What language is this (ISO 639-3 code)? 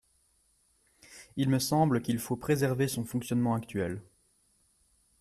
fra